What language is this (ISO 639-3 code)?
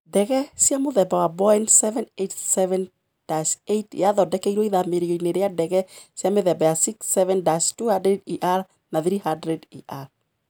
kik